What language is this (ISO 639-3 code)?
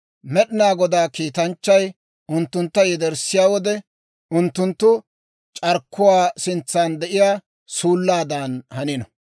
dwr